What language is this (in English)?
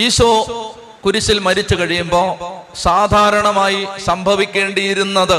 Malayalam